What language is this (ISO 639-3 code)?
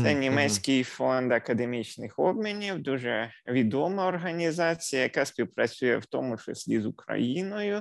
ukr